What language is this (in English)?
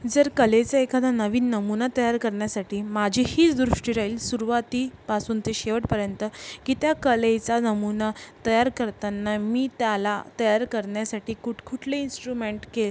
Marathi